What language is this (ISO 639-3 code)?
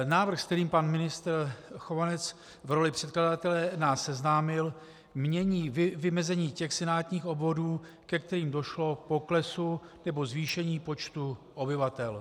ces